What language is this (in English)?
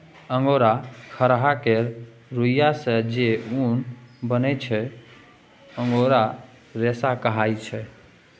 Maithili